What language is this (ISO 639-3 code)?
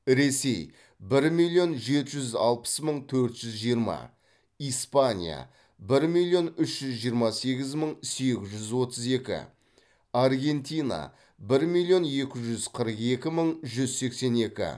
kaz